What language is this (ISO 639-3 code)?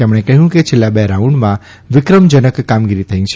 guj